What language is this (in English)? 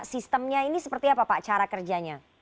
Indonesian